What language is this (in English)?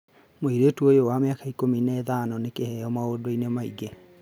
Kikuyu